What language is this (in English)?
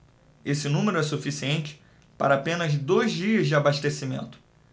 Portuguese